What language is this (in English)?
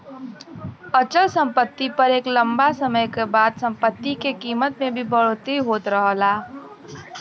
Bhojpuri